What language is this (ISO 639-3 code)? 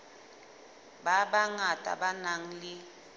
sot